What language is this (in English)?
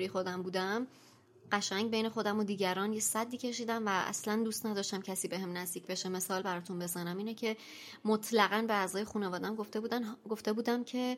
Persian